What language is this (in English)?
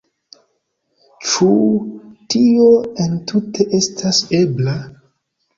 Esperanto